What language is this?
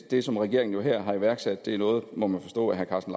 Danish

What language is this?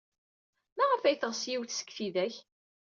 Kabyle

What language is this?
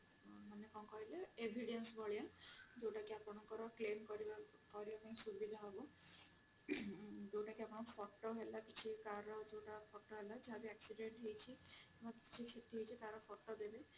Odia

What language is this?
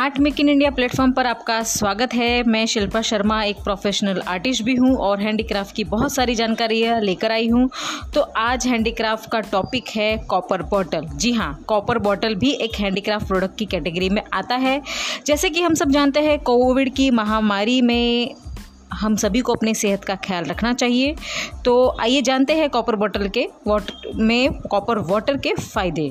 Hindi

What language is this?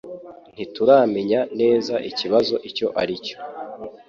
Kinyarwanda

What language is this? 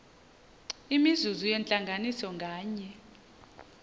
Xhosa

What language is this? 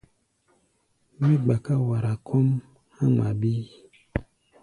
Gbaya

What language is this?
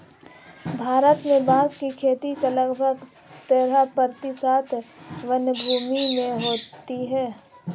Hindi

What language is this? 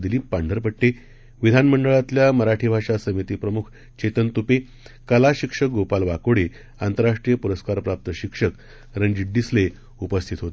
Marathi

